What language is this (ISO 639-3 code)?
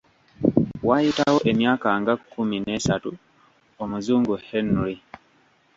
lug